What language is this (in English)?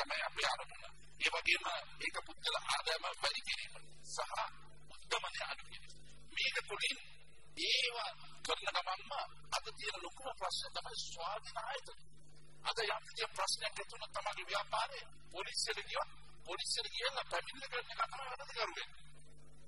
Arabic